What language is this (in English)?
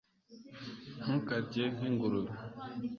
Kinyarwanda